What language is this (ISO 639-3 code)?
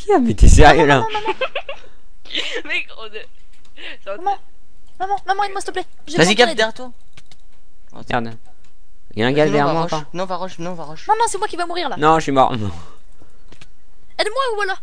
fra